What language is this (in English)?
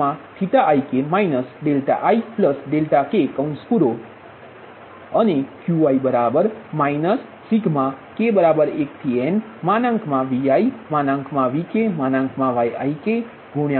Gujarati